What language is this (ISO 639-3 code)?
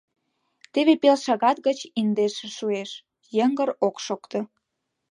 chm